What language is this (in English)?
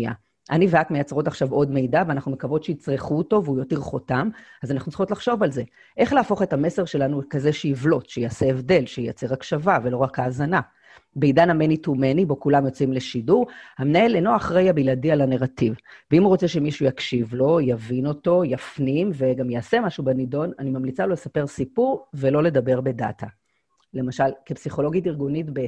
Hebrew